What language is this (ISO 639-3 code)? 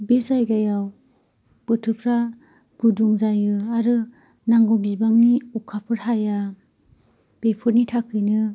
brx